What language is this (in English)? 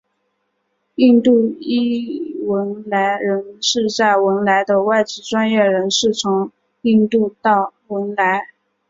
Chinese